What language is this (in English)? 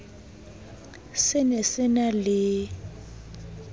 Southern Sotho